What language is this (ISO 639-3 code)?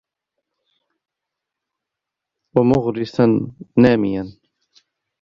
ara